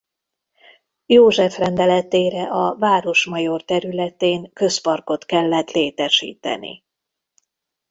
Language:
Hungarian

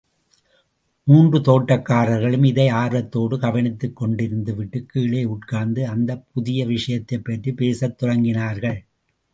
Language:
Tamil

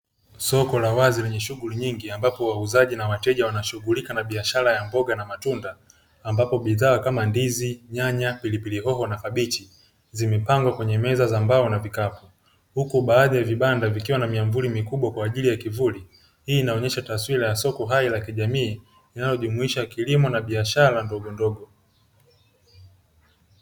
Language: Swahili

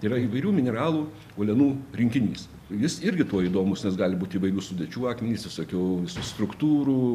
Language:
Lithuanian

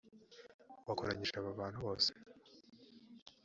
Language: Kinyarwanda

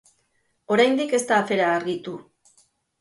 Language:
Basque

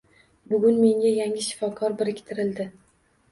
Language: Uzbek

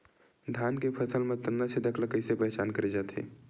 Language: Chhattisgarhi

